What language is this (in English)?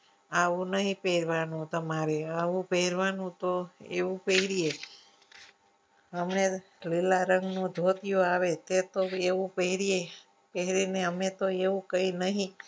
Gujarati